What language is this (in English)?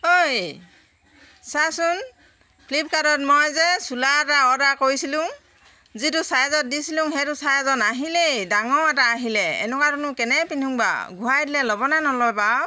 Assamese